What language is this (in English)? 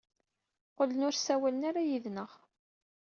Kabyle